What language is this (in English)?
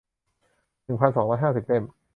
Thai